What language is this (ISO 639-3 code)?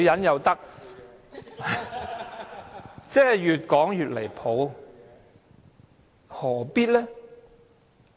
yue